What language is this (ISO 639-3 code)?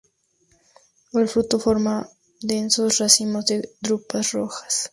spa